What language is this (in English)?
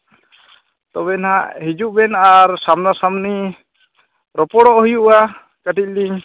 Santali